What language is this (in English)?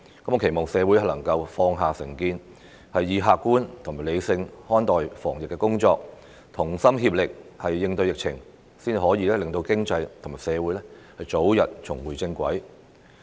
Cantonese